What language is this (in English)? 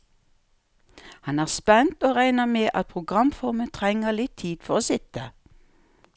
Norwegian